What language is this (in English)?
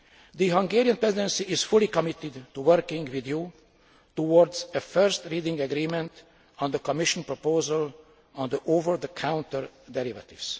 English